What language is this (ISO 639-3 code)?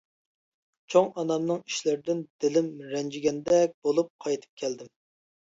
uig